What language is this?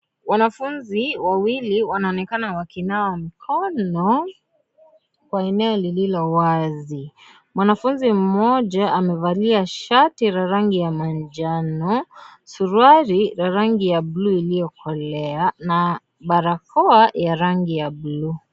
Swahili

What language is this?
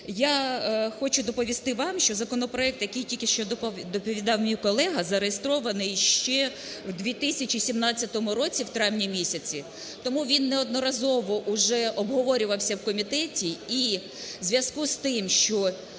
Ukrainian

